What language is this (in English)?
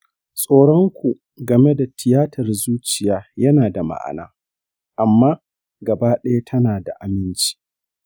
Hausa